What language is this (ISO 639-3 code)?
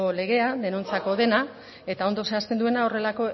eus